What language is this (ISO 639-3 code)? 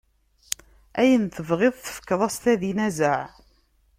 kab